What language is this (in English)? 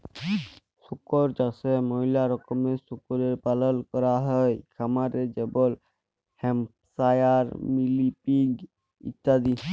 Bangla